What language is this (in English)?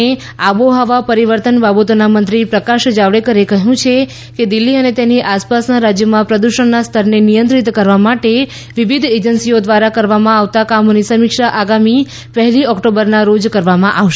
Gujarati